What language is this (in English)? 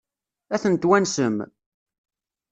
Kabyle